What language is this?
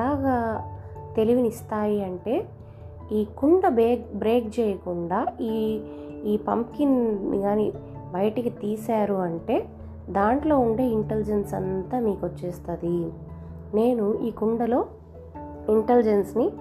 Telugu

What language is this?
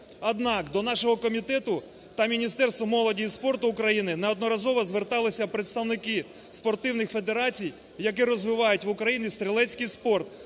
Ukrainian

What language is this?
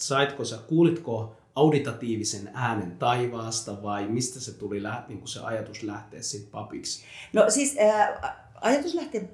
Finnish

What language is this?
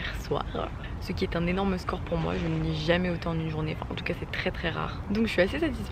French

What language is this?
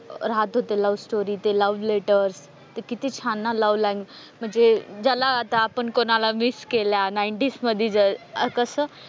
Marathi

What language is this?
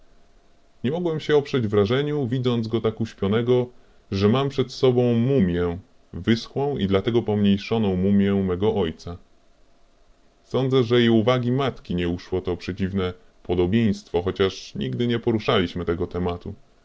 Polish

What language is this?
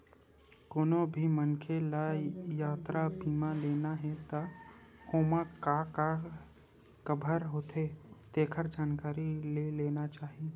Chhattisgarhi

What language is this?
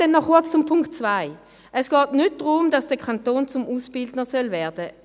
Swiss German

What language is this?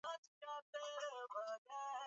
Swahili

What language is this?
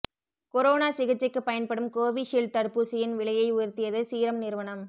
Tamil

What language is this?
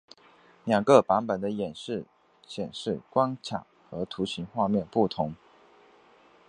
Chinese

